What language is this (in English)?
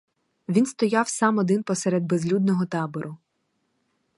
Ukrainian